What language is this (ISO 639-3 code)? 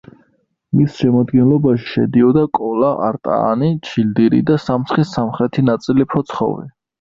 kat